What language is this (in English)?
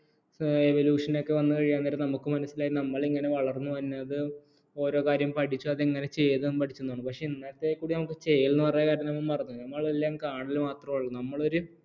Malayalam